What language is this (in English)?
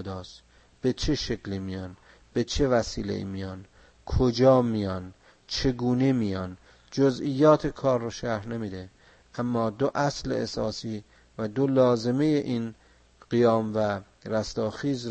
Persian